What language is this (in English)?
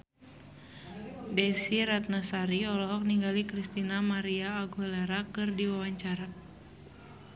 Sundanese